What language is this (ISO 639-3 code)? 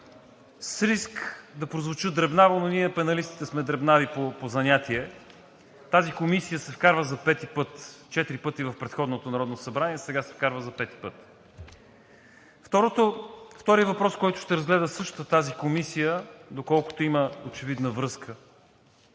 bul